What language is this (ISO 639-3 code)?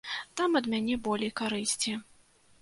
bel